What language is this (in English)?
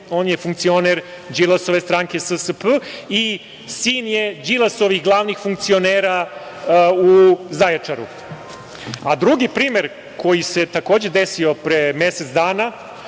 Serbian